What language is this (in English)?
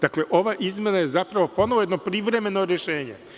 Serbian